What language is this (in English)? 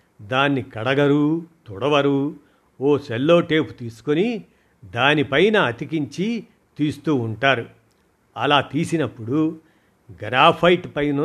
Telugu